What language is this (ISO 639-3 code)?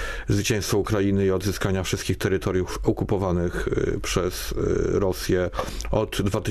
pol